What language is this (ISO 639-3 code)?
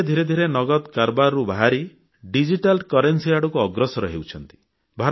ori